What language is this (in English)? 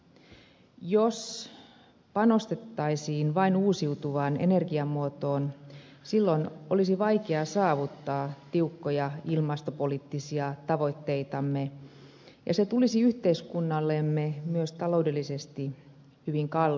Finnish